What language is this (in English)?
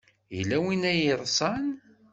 Kabyle